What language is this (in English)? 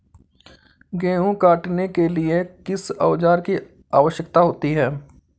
Hindi